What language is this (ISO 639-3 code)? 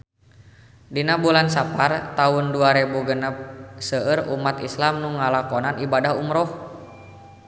sun